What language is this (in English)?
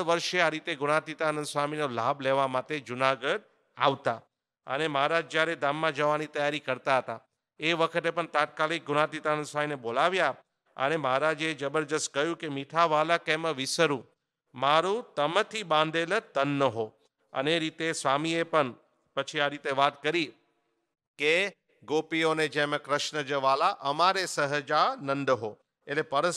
Hindi